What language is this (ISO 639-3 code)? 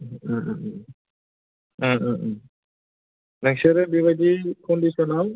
brx